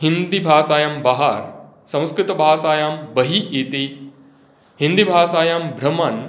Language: Sanskrit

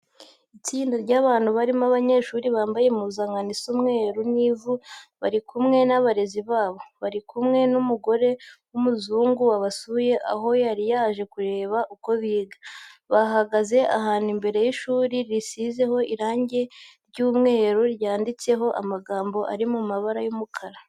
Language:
Kinyarwanda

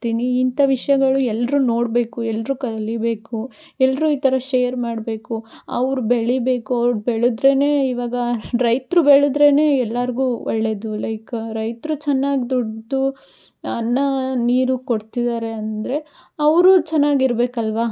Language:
Kannada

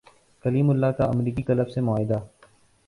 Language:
Urdu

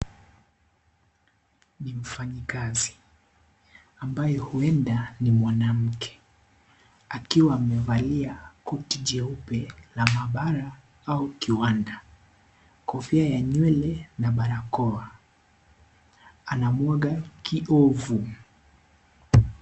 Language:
Swahili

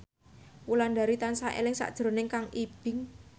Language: Javanese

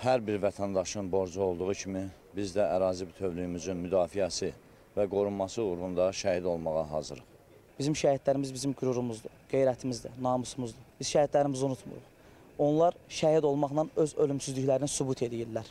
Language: Turkish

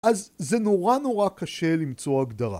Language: Hebrew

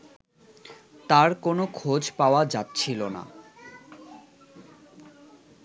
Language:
Bangla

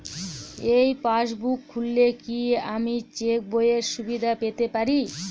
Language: Bangla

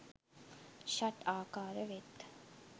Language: Sinhala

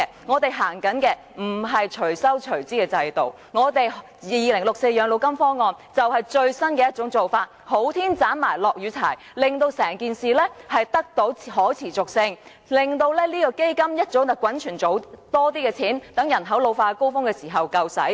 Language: Cantonese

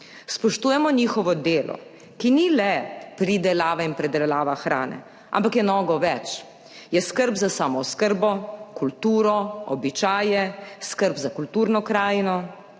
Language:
Slovenian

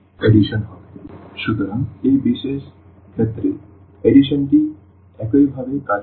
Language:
Bangla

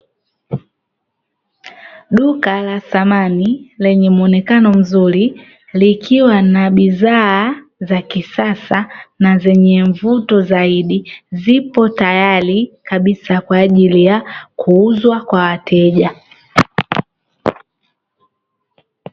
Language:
Swahili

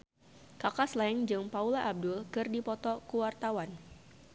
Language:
Sundanese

